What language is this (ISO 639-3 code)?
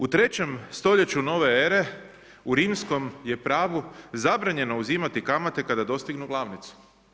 hrv